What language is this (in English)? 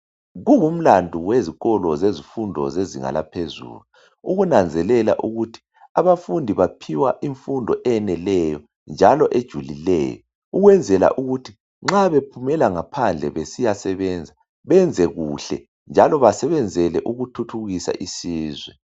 North Ndebele